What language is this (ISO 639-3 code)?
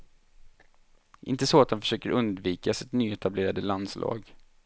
swe